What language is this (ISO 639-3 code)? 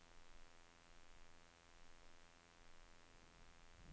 nor